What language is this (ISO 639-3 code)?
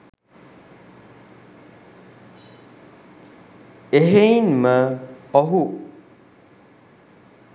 sin